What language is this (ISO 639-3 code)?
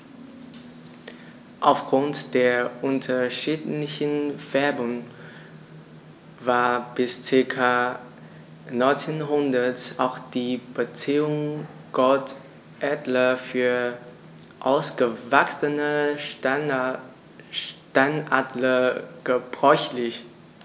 deu